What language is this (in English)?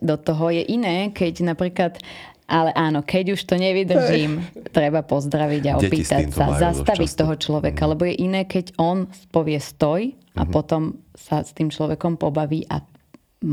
Slovak